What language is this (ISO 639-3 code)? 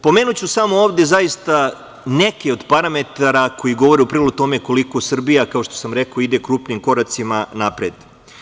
srp